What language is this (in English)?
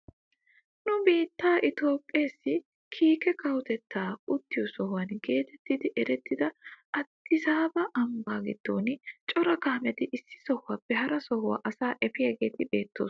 Wolaytta